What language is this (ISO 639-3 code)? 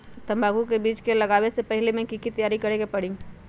mag